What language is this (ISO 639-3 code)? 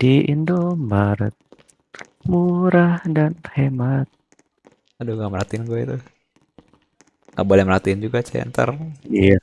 ind